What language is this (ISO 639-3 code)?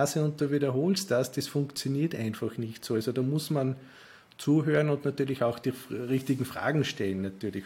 deu